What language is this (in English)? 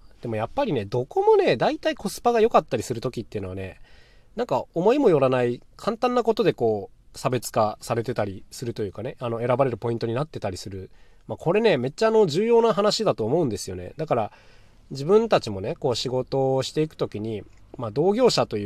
Japanese